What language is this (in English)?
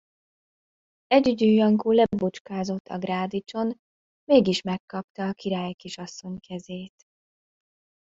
Hungarian